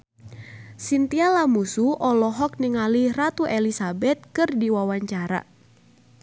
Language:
Sundanese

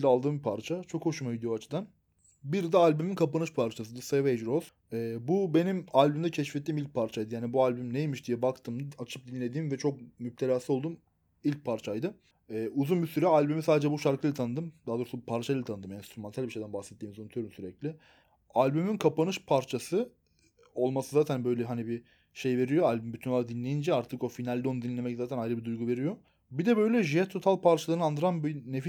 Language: Turkish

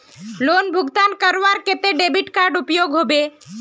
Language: Magahi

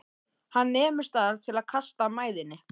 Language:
Icelandic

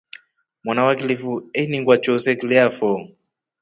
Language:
Rombo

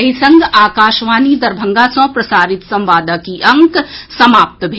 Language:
Maithili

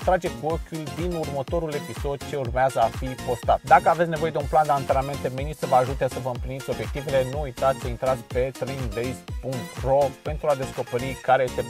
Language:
Romanian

